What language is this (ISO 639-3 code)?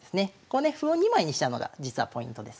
jpn